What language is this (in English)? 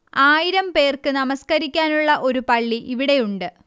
Malayalam